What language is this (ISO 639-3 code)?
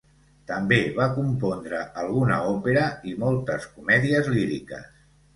cat